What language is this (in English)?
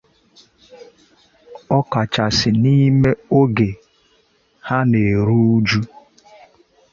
Igbo